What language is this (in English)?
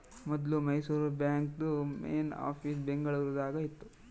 Kannada